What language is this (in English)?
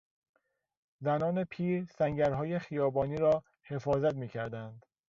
Persian